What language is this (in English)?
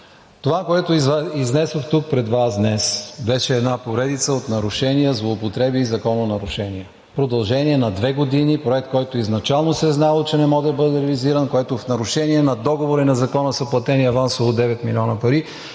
Bulgarian